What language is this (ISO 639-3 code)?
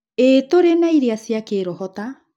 kik